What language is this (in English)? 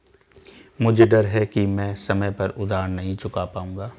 Hindi